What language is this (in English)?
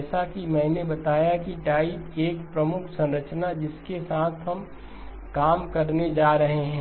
Hindi